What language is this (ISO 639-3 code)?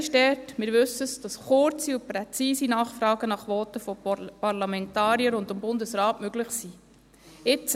gsw